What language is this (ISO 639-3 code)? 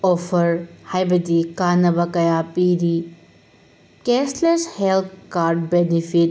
mni